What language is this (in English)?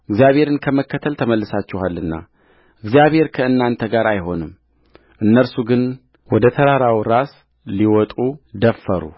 Amharic